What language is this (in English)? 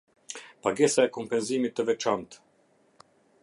Albanian